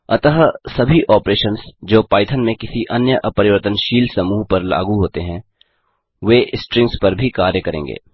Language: Hindi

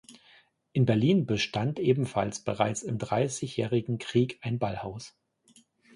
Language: German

